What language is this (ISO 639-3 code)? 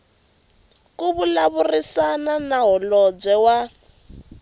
tso